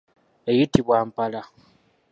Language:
Ganda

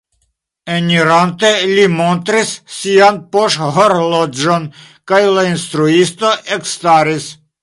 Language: Esperanto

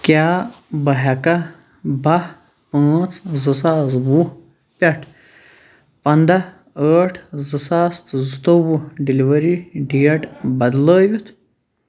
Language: Kashmiri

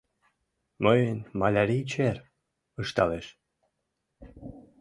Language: Mari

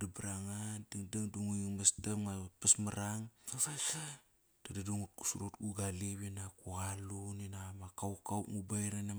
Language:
Kairak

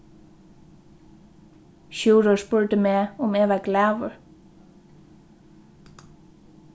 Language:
Faroese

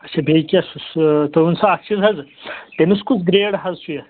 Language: Kashmiri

